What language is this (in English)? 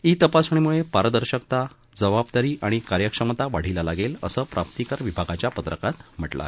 Marathi